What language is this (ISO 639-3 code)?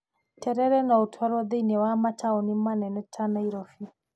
kik